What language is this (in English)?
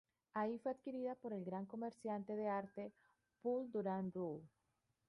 Spanish